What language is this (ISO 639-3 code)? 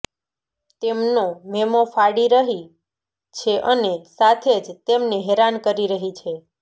guj